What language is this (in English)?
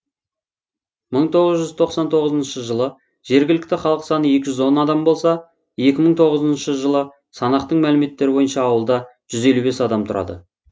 Kazakh